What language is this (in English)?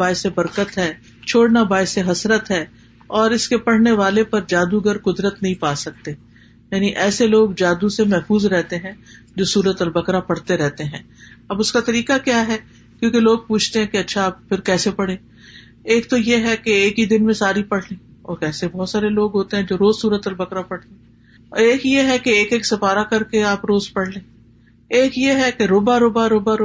Urdu